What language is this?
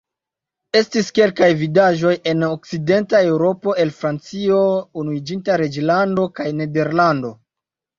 Esperanto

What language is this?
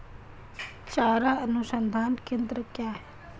Hindi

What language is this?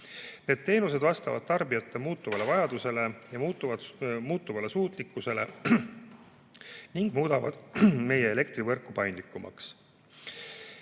Estonian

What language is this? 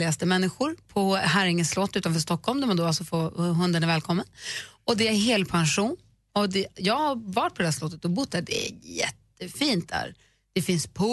Swedish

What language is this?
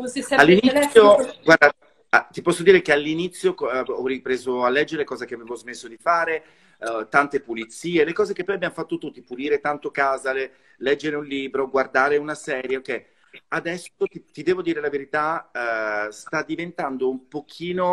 Italian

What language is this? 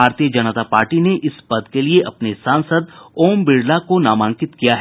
Hindi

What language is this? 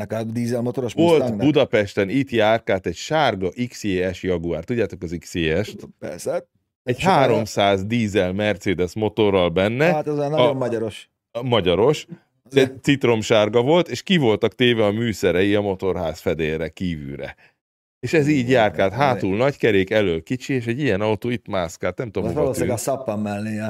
Hungarian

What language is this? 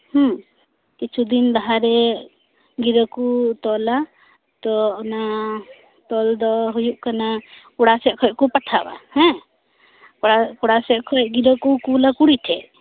Santali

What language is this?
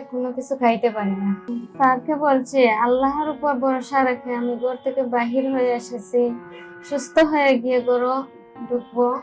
Turkish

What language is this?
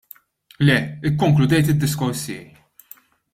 Maltese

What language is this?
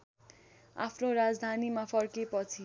Nepali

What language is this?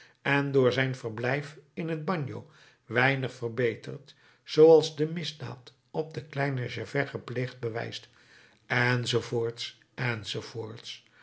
Dutch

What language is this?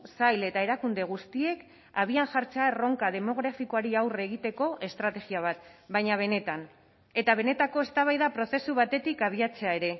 Basque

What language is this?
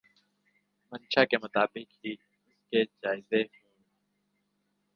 Urdu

